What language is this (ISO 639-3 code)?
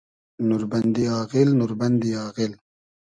haz